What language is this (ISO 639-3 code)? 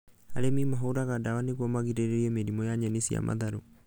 kik